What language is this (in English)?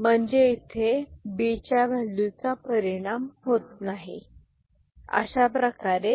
Marathi